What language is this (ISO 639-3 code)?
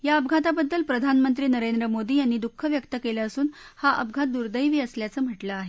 mar